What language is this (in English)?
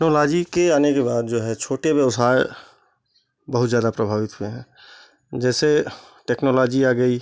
Hindi